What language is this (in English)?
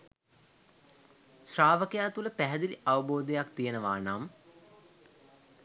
Sinhala